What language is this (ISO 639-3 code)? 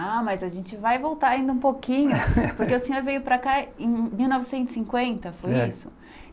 por